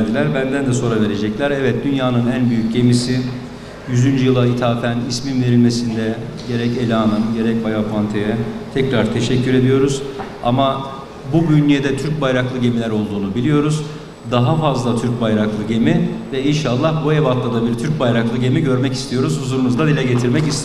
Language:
Turkish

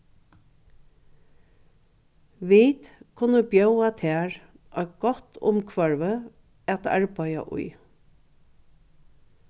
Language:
Faroese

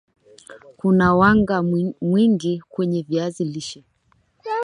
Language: Swahili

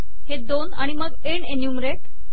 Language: Marathi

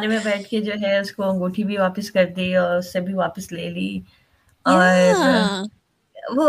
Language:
Urdu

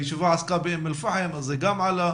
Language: Hebrew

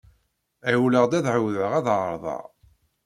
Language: Kabyle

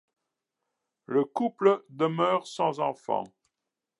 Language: French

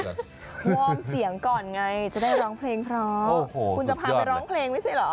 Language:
Thai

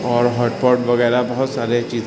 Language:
Urdu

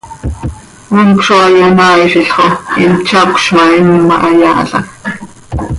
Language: Seri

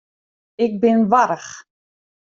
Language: Western Frisian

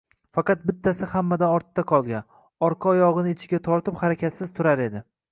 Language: Uzbek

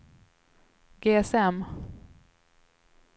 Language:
Swedish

